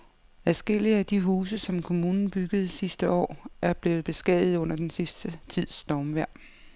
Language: Danish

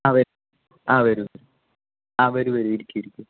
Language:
Malayalam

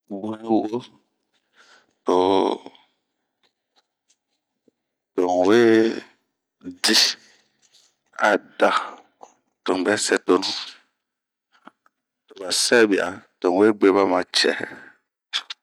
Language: Bomu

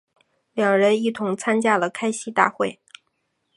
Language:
Chinese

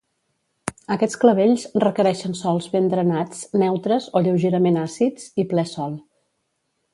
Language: Catalan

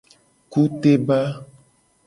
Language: Gen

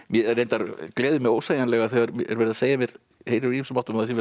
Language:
Icelandic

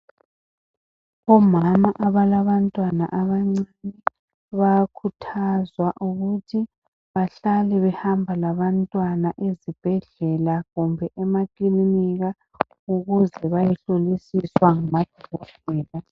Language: North Ndebele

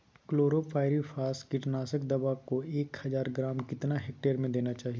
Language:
Magahi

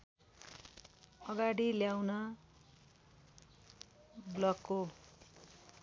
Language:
Nepali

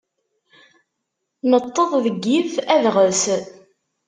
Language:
Kabyle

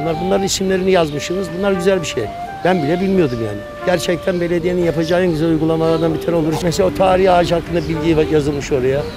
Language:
Turkish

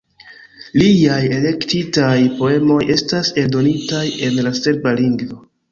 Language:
Esperanto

